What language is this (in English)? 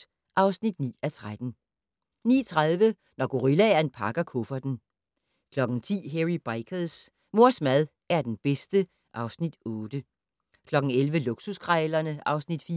Danish